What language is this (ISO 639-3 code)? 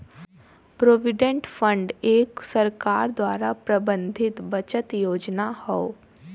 bho